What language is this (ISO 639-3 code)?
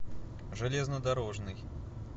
rus